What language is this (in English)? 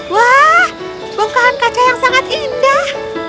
Indonesian